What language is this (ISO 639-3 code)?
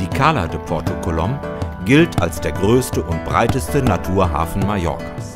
deu